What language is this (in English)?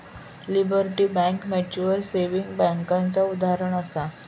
Marathi